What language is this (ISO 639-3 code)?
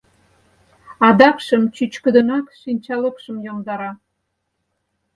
chm